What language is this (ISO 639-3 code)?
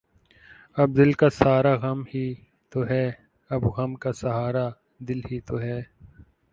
urd